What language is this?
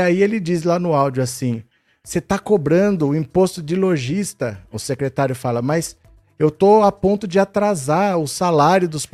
Portuguese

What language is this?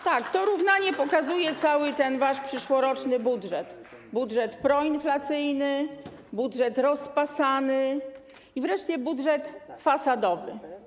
Polish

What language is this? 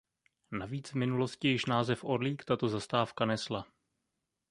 Czech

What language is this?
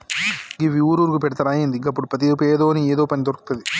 Telugu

